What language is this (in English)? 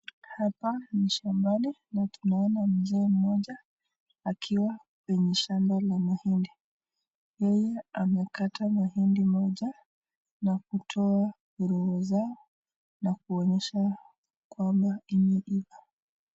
Swahili